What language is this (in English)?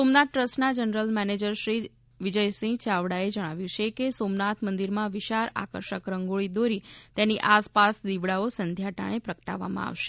Gujarati